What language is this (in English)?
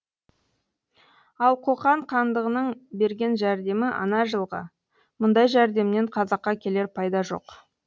Kazakh